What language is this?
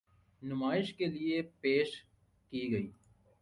Urdu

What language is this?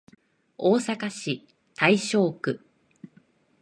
Japanese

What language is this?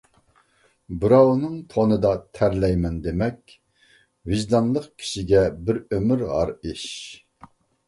Uyghur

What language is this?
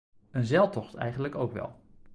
Dutch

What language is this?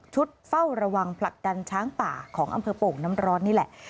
Thai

